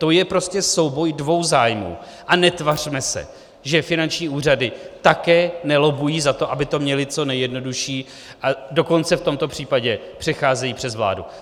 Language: Czech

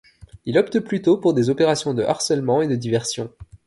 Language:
French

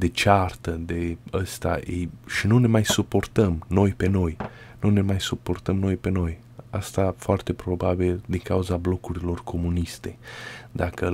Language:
Romanian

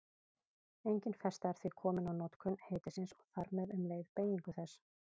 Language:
Icelandic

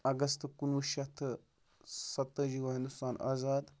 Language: Kashmiri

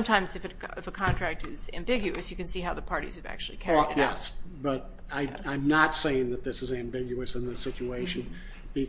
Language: English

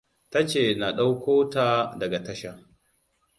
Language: Hausa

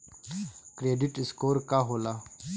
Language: Bhojpuri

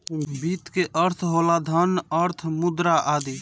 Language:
Bhojpuri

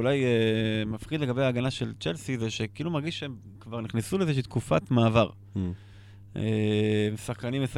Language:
Hebrew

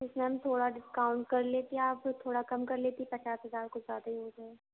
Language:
Urdu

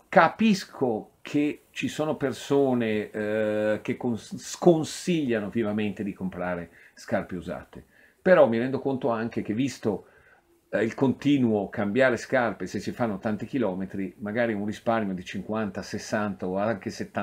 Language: Italian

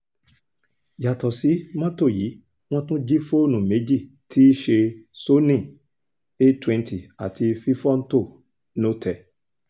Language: Yoruba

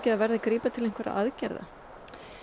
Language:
Icelandic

